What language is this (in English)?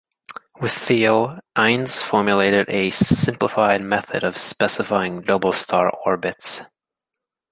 English